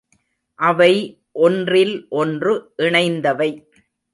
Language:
Tamil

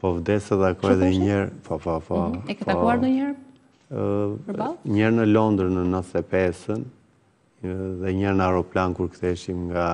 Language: Romanian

